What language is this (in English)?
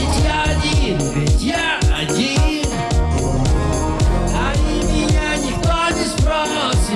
Dutch